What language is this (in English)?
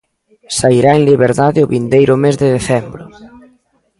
Galician